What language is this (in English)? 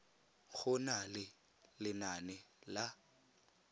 Tswana